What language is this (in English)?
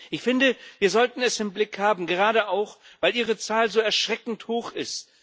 German